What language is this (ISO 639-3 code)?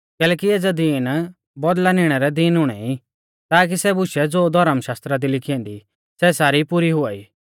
bfz